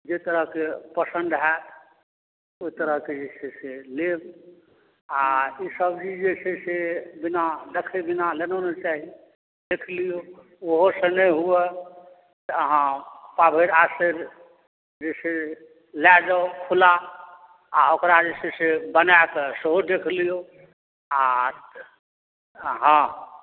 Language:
Maithili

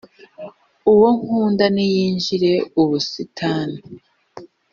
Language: Kinyarwanda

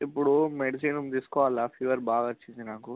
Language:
Telugu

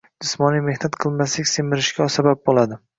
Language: Uzbek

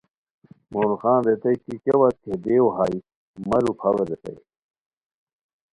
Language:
Khowar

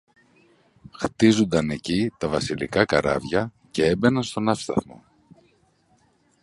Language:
Greek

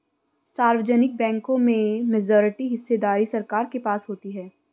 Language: Hindi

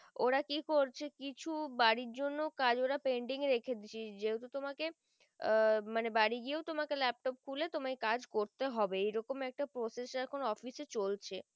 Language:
Bangla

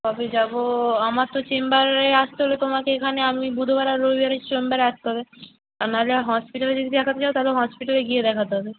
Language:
Bangla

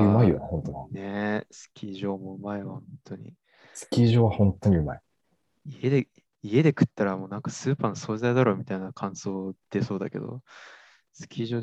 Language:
Japanese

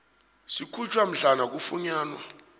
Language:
South Ndebele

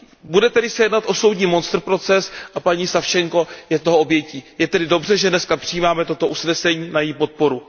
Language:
Czech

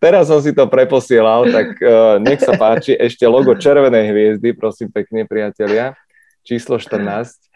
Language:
Czech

